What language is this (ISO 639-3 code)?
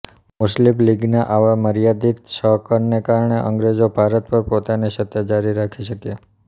guj